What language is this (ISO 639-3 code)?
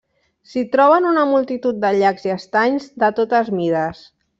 cat